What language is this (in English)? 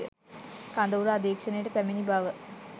Sinhala